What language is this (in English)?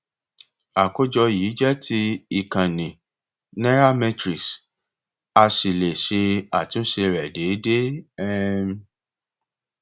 Yoruba